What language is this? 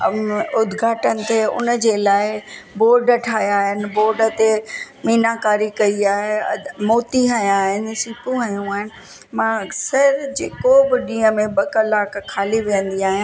Sindhi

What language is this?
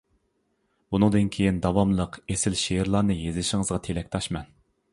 Uyghur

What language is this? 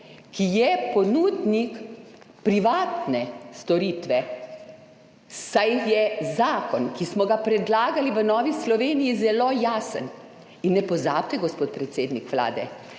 Slovenian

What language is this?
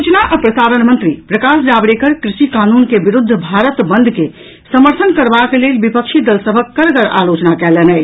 Maithili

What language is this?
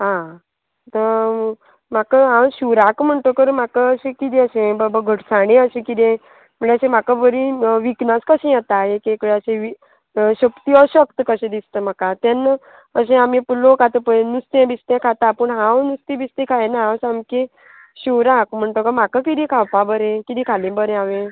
Konkani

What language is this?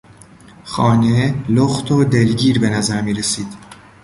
Persian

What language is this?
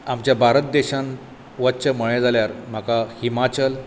Konkani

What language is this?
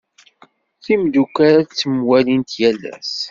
Kabyle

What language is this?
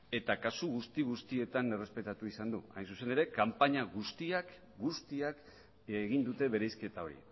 Basque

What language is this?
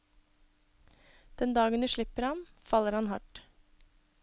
Norwegian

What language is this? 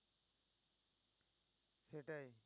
Bangla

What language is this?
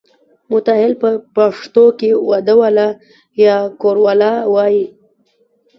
Pashto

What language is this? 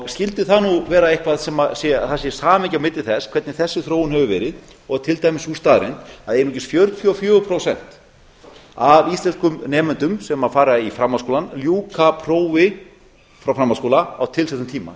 Icelandic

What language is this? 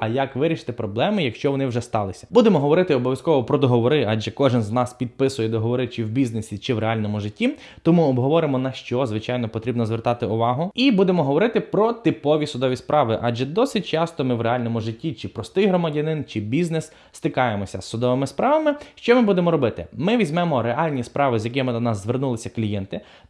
Ukrainian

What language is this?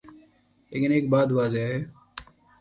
Urdu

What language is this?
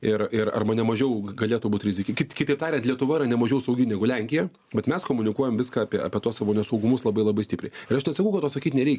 Lithuanian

